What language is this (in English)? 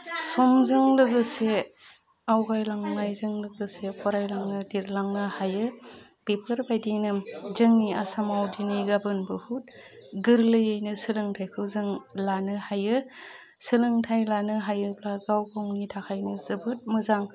Bodo